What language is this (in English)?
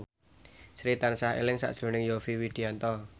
Javanese